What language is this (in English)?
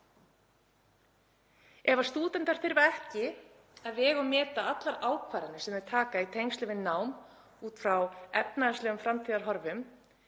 Icelandic